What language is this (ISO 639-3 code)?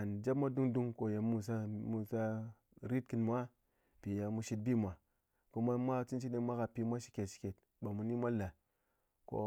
anc